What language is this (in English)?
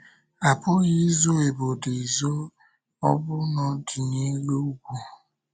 Igbo